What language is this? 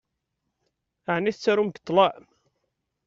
Kabyle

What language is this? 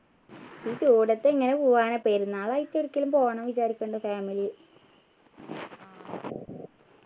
Malayalam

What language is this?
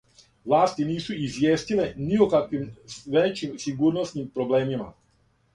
Serbian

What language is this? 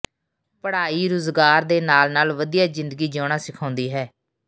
Punjabi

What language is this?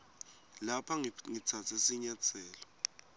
Swati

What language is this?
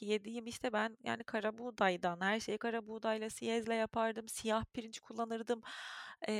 Turkish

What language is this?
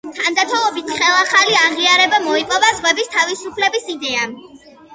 Georgian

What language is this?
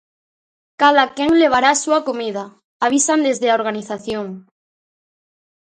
Galician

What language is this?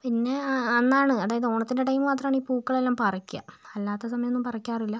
Malayalam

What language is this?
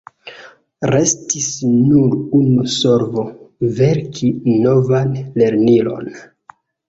Esperanto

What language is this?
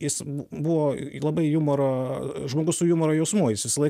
Lithuanian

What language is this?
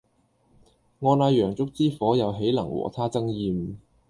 Cantonese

